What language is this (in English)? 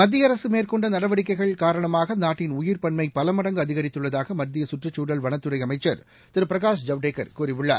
Tamil